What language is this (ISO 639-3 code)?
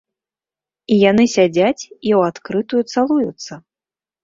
bel